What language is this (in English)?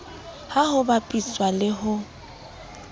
Southern Sotho